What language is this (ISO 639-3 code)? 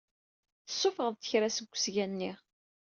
kab